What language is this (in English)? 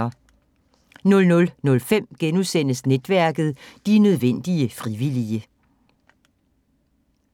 Danish